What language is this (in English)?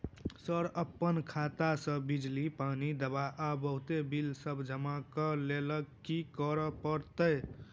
Maithili